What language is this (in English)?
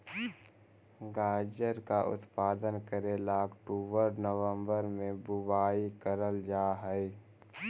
Magahi